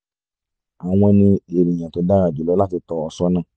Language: Yoruba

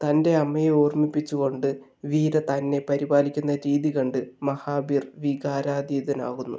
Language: Malayalam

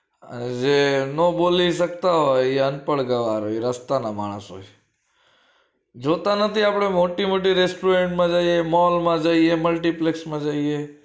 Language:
Gujarati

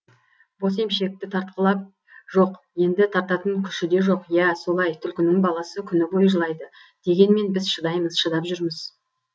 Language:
Kazakh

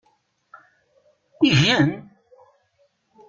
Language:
Kabyle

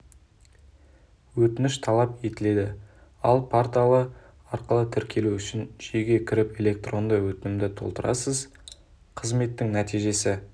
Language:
Kazakh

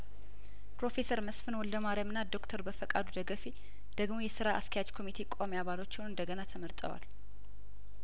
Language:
Amharic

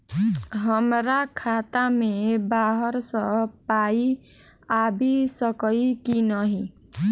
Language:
Maithili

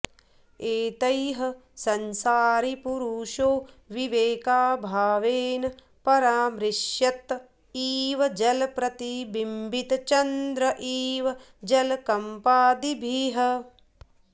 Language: Sanskrit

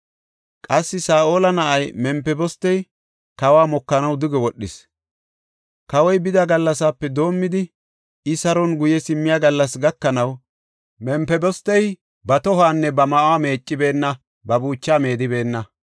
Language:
Gofa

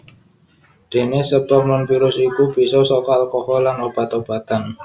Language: Javanese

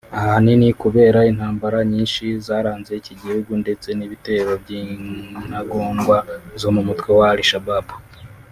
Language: Kinyarwanda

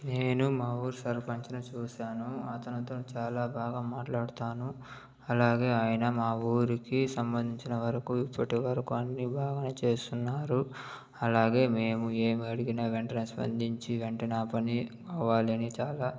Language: Telugu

